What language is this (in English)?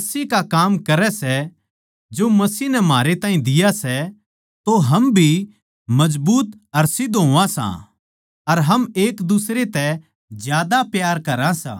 Haryanvi